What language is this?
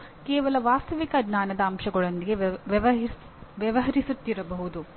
Kannada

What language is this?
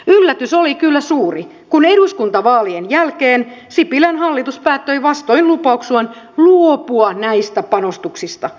Finnish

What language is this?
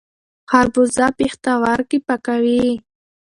Pashto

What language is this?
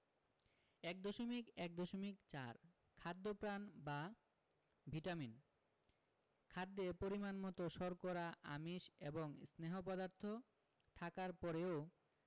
Bangla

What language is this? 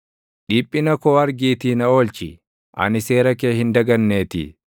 Oromo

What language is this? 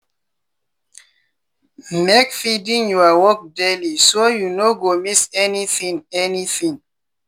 Nigerian Pidgin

